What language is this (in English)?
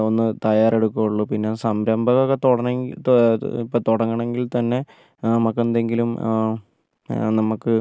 Malayalam